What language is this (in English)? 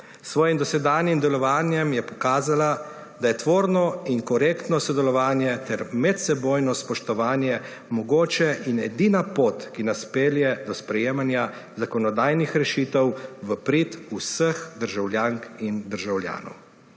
Slovenian